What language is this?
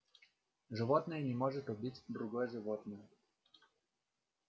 Russian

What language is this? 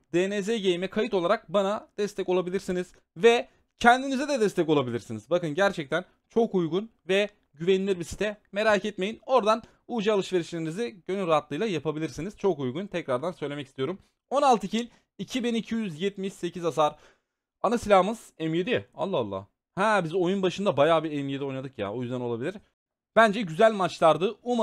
Turkish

